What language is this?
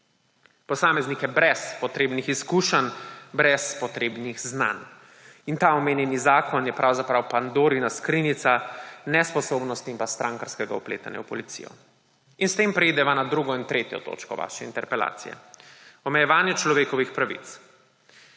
Slovenian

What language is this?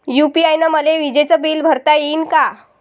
Marathi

